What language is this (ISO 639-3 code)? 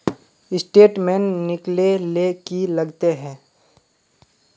mag